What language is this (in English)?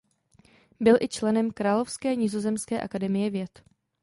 Czech